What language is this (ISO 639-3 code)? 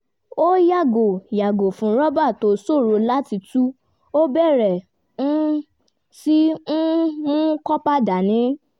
yor